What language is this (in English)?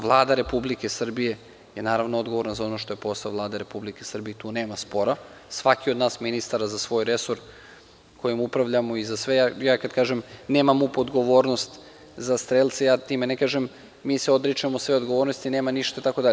Serbian